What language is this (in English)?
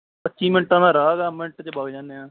Punjabi